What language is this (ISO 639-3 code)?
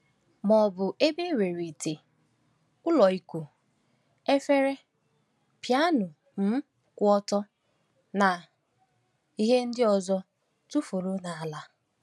ibo